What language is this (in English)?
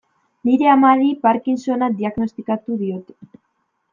Basque